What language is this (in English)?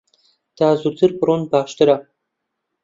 Central Kurdish